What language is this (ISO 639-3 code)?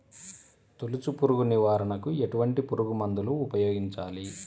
tel